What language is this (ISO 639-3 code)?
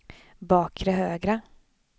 swe